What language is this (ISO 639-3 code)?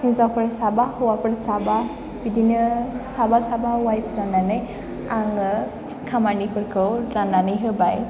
brx